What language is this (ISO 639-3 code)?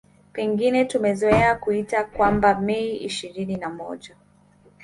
swa